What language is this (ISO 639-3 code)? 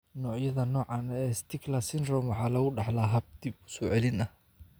som